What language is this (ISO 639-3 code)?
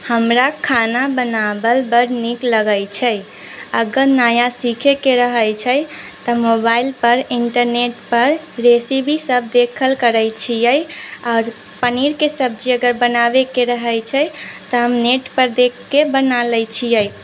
mai